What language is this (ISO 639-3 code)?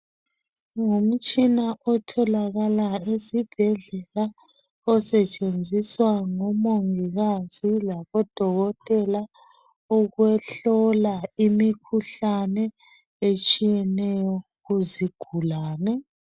nde